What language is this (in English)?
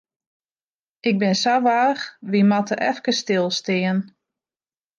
Western Frisian